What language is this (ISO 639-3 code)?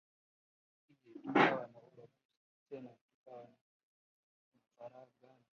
swa